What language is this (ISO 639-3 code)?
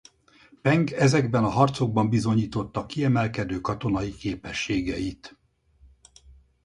hun